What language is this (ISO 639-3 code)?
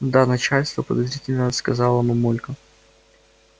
rus